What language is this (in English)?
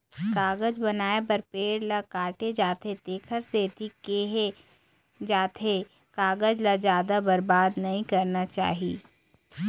Chhattisgarhi